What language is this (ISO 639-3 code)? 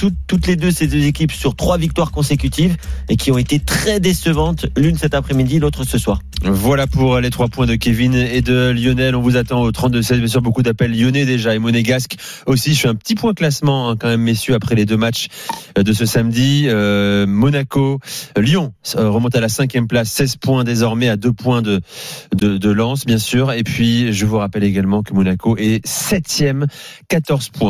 fra